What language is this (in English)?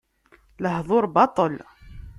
Kabyle